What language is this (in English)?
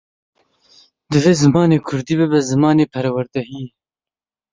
Kurdish